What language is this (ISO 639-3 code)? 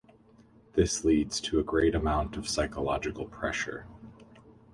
eng